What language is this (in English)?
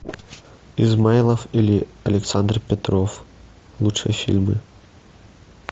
Russian